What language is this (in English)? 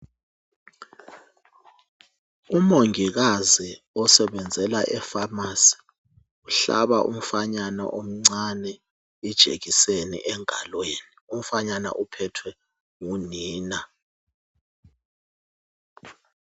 North Ndebele